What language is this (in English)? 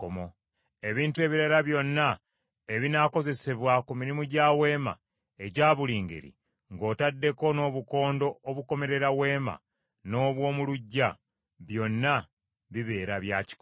Ganda